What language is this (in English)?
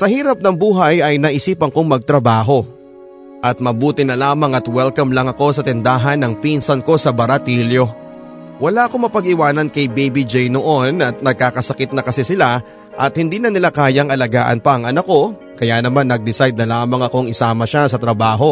Filipino